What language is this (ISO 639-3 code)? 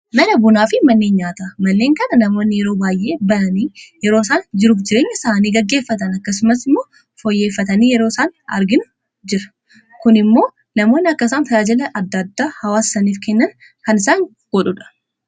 orm